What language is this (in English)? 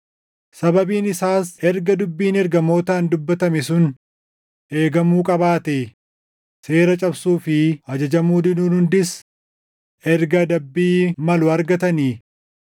Oromo